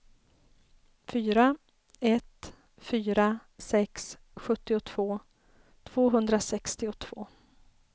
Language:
Swedish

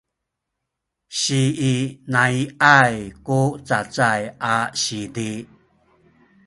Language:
Sakizaya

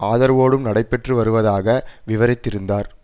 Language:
Tamil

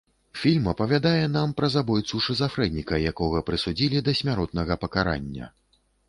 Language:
Belarusian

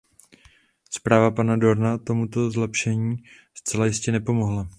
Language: Czech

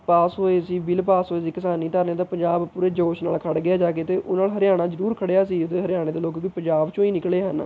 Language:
Punjabi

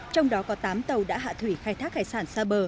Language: Vietnamese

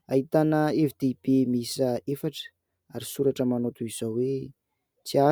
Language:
Malagasy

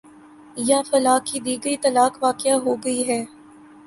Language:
Urdu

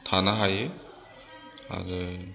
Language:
Bodo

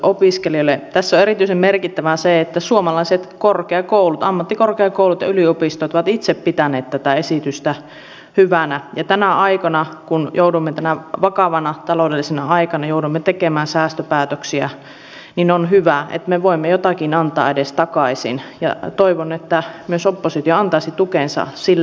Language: Finnish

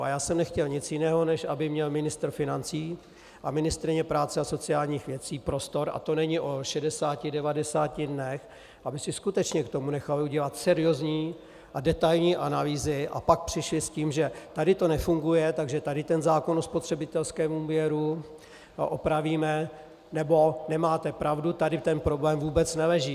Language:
Czech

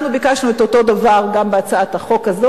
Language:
Hebrew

